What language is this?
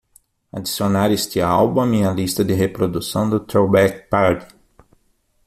Portuguese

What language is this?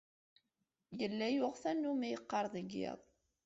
Kabyle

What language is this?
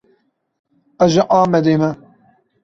Kurdish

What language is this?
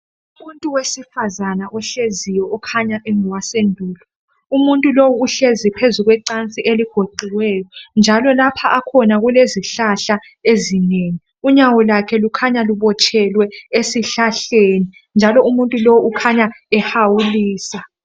North Ndebele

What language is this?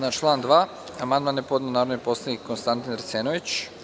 Serbian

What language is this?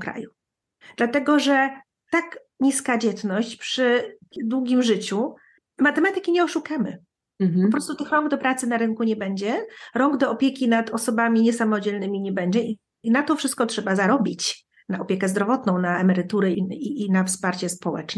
Polish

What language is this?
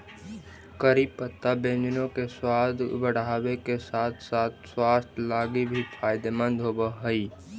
Magahi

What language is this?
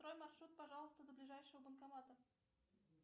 Russian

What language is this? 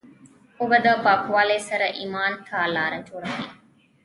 Pashto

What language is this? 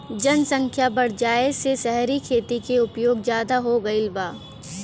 Bhojpuri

